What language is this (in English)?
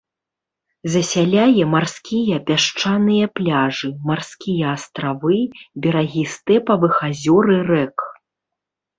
Belarusian